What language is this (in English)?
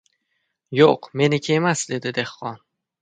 Uzbek